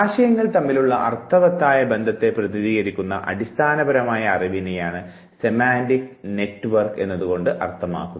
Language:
Malayalam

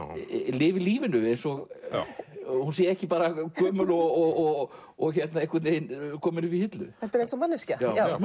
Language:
Icelandic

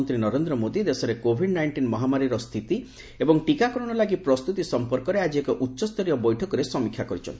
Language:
Odia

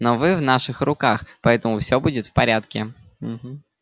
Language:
Russian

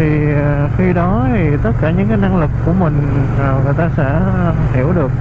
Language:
Vietnamese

